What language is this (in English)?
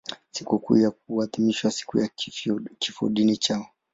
Swahili